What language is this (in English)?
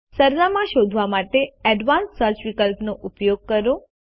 Gujarati